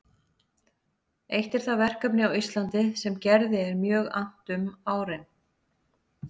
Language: Icelandic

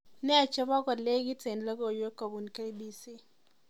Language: Kalenjin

